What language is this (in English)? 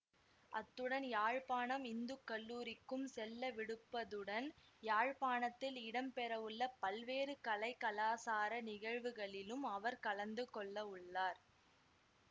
Tamil